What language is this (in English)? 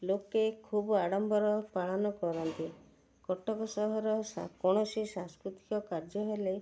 Odia